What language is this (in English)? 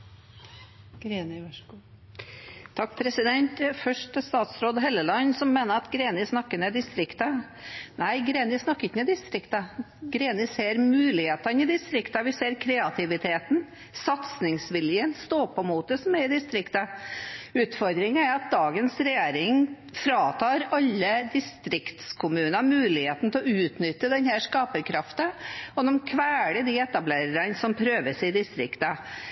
Norwegian Bokmål